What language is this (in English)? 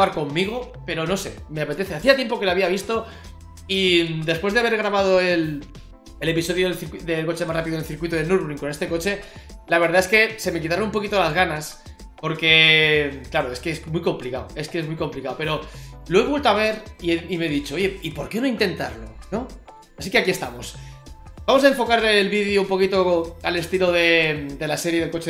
Spanish